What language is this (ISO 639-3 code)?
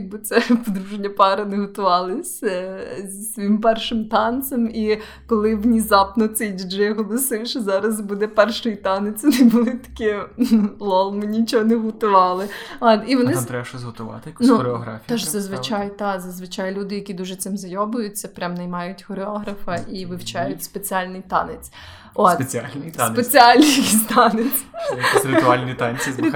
ukr